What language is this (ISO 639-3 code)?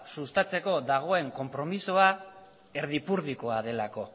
eus